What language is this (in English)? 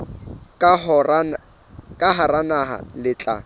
Southern Sotho